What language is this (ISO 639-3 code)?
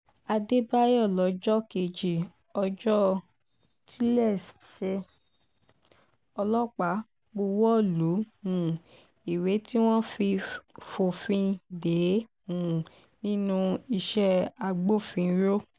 yor